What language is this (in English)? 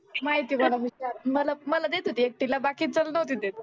Marathi